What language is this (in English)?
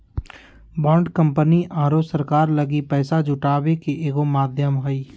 Magahi